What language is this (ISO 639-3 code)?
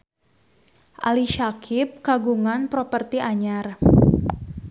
sun